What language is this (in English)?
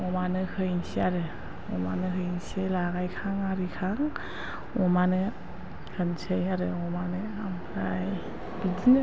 Bodo